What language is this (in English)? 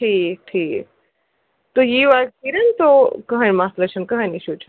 Kashmiri